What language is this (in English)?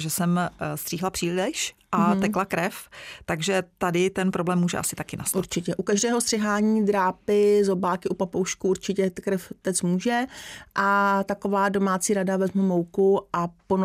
Czech